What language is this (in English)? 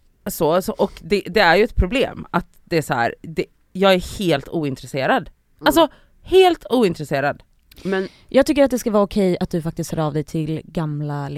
Swedish